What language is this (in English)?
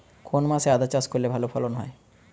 Bangla